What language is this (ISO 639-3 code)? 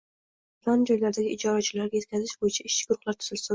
uzb